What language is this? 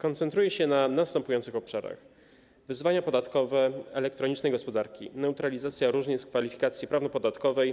Polish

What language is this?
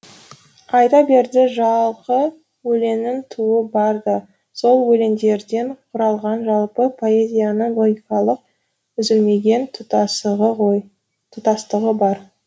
Kazakh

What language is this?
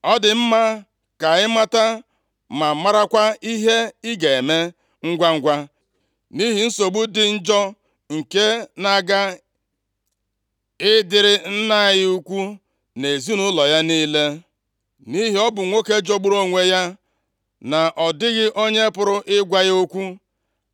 Igbo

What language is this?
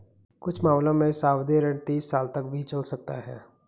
Hindi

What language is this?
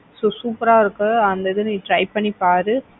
Tamil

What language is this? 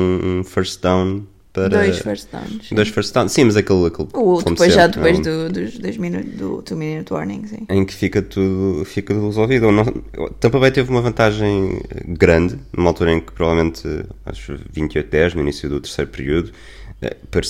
Portuguese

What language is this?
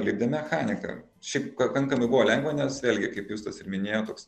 Lithuanian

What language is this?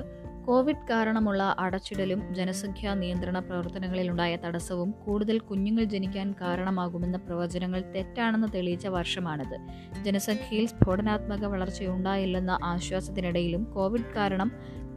Malayalam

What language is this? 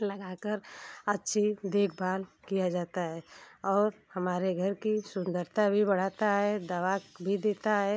Hindi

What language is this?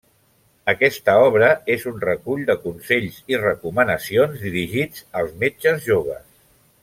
Catalan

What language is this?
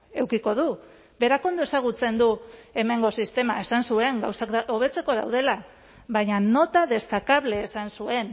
Basque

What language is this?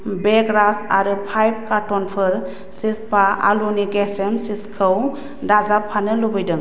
Bodo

